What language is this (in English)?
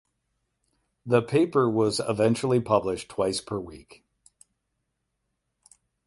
English